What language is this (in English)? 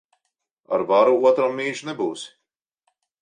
Latvian